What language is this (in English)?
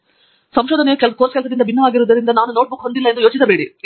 Kannada